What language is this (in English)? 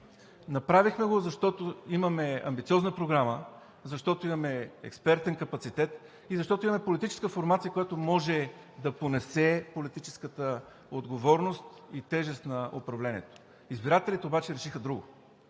Bulgarian